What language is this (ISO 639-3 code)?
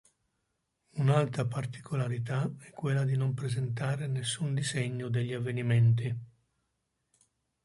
ita